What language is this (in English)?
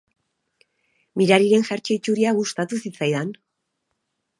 Basque